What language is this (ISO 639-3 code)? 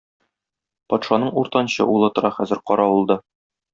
tat